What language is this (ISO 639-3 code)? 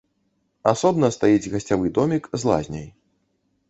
bel